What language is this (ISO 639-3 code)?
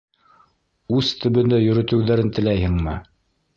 bak